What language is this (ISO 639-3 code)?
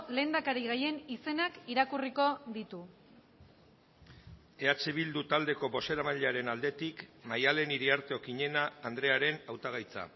eus